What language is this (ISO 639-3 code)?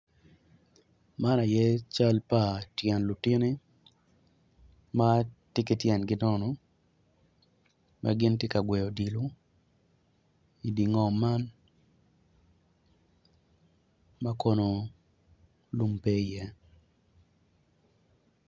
ach